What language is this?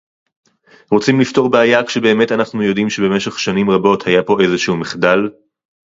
Hebrew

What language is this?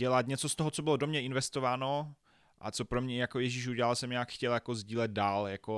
Czech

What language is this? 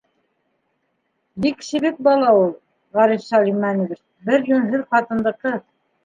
Bashkir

